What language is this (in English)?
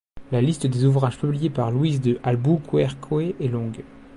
French